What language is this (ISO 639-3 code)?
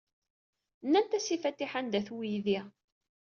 kab